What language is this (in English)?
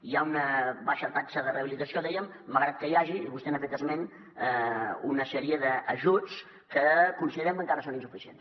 Catalan